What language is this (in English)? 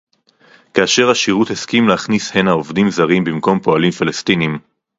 Hebrew